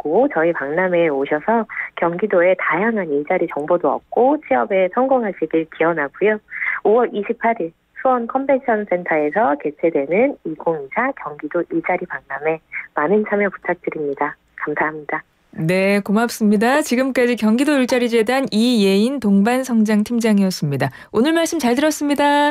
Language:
Korean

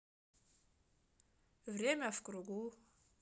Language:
Russian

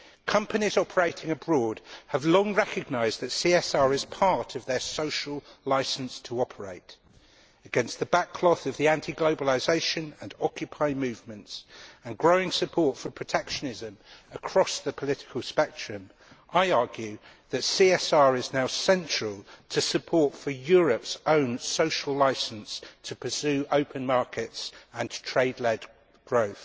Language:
English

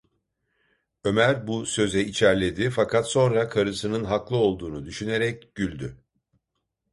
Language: Turkish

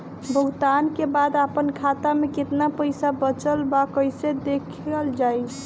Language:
Bhojpuri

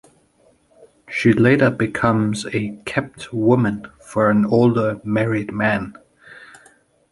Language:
English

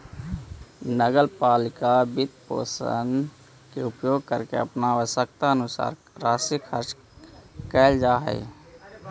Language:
Magahi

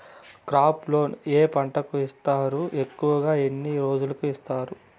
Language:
Telugu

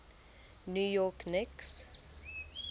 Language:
English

